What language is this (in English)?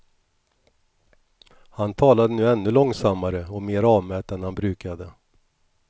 Swedish